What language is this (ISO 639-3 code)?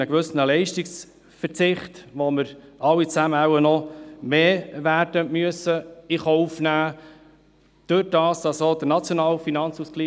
gsw